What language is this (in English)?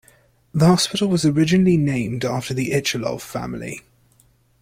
English